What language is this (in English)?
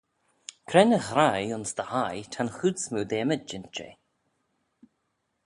Manx